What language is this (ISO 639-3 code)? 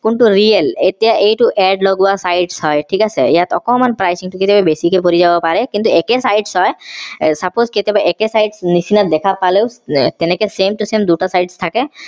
asm